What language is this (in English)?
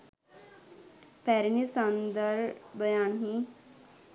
Sinhala